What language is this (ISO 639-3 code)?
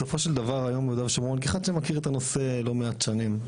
heb